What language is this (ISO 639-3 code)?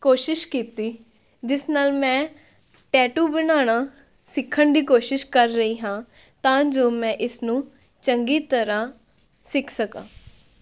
pan